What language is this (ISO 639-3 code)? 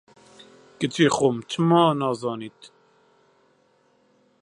ckb